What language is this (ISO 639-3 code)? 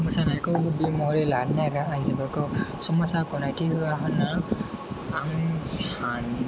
brx